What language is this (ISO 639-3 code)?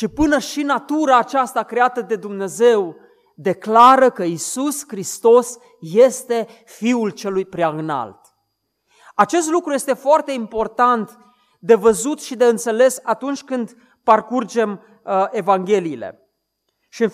ron